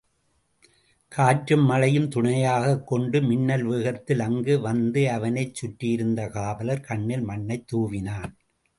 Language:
Tamil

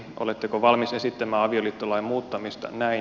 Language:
Finnish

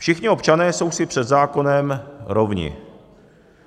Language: Czech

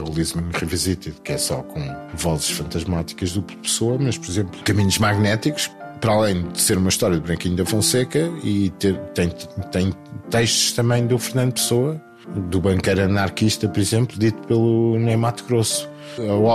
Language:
Portuguese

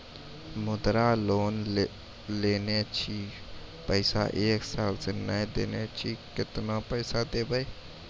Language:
Maithili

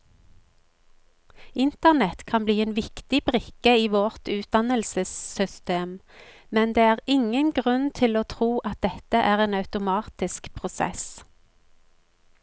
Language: Norwegian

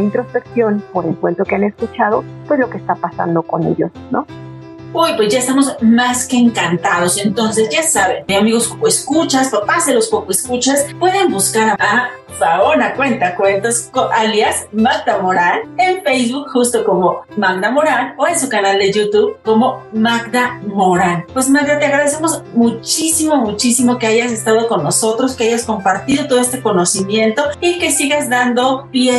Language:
Spanish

